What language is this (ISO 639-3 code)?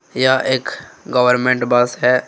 hin